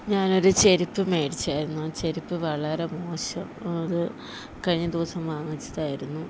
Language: Malayalam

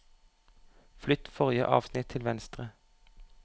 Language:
Norwegian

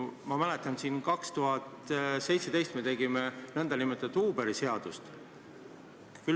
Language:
Estonian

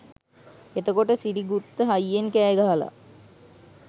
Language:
Sinhala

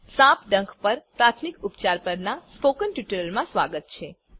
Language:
Gujarati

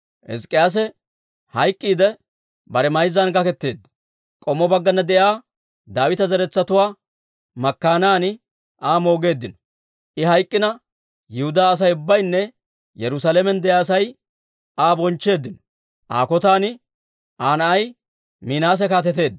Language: Dawro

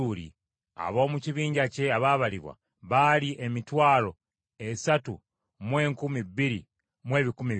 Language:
Ganda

